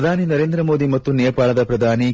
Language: Kannada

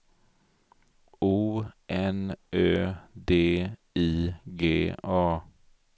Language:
Swedish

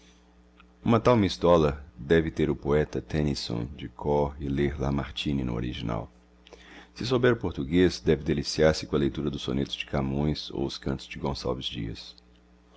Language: Portuguese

